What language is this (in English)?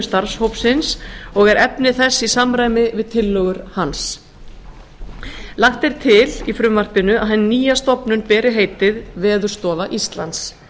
Icelandic